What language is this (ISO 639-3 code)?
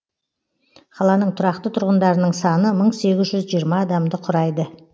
kaz